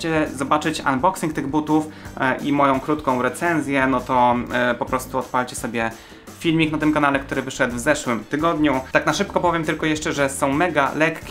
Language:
Polish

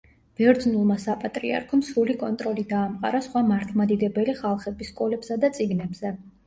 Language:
Georgian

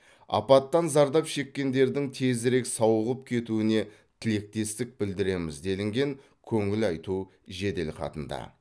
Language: Kazakh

